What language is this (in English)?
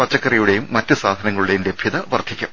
Malayalam